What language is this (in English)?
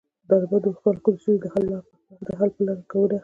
Pashto